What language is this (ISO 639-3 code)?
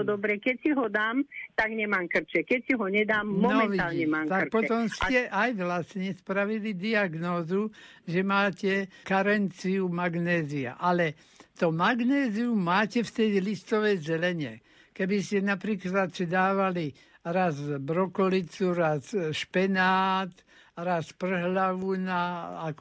slk